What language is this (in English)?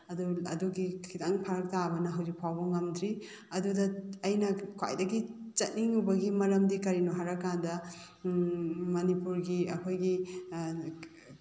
Manipuri